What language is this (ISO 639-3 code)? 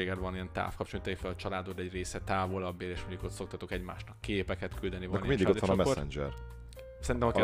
hun